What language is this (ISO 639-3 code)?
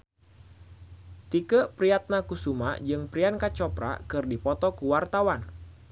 sun